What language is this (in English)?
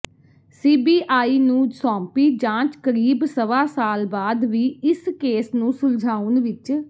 Punjabi